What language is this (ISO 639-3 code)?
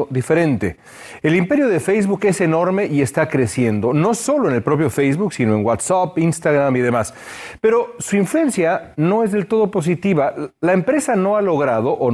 spa